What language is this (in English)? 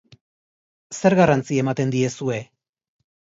Basque